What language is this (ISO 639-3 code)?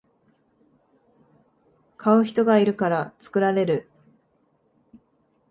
jpn